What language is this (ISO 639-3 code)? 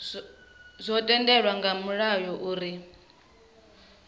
ven